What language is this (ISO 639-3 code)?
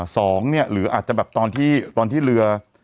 tha